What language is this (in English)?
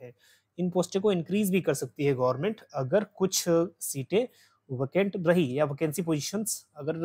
Hindi